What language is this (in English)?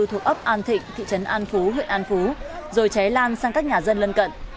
Vietnamese